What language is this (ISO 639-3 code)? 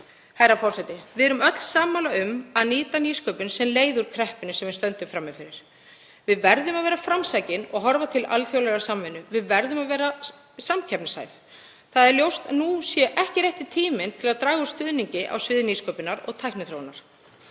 isl